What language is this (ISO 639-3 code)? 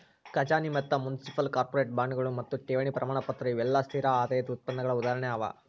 kan